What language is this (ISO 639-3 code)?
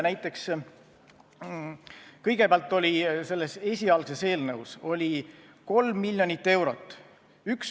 est